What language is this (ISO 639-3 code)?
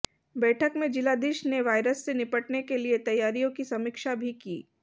hin